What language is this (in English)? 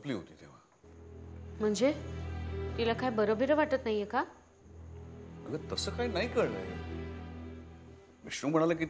Hindi